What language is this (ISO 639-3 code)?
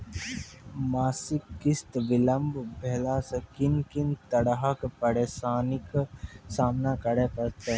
mai